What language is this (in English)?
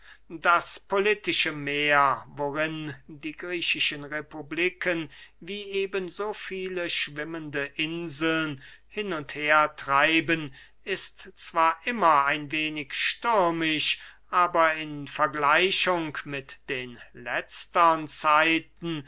German